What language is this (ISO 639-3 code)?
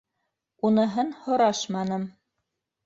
bak